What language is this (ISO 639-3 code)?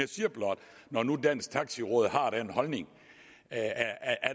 dan